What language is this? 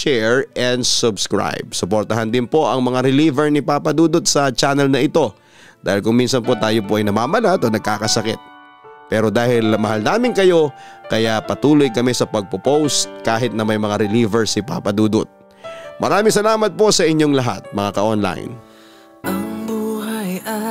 Filipino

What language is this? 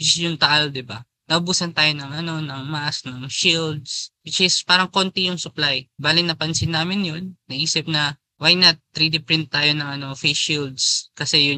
Filipino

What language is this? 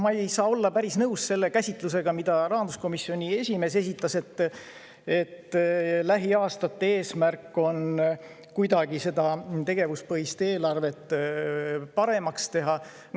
Estonian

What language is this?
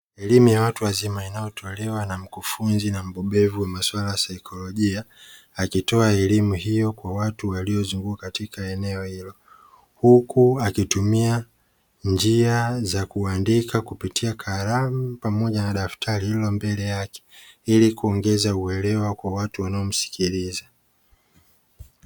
Swahili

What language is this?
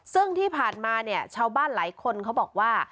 Thai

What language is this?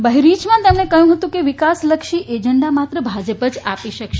Gujarati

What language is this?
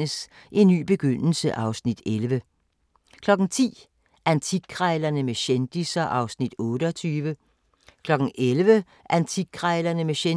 Danish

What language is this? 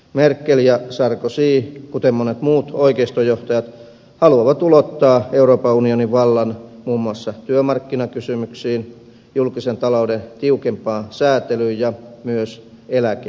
Finnish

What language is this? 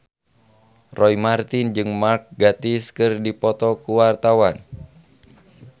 Sundanese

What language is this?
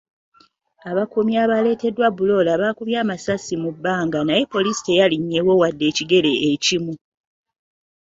Ganda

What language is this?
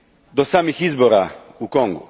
Croatian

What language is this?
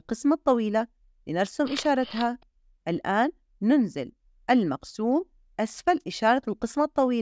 Arabic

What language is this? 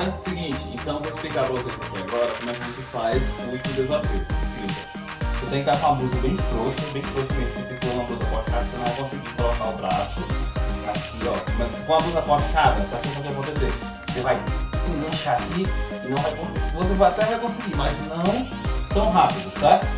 Portuguese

